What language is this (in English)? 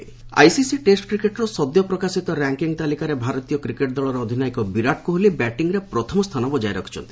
Odia